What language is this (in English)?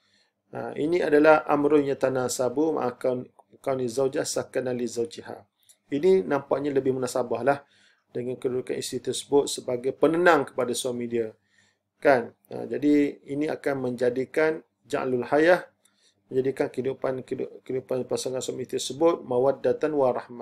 Malay